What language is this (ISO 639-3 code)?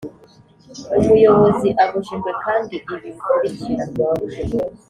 kin